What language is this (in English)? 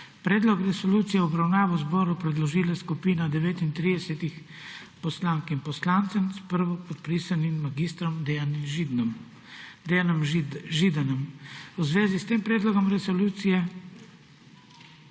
Slovenian